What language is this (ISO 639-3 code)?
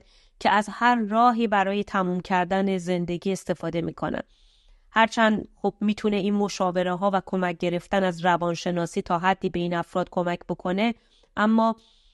fas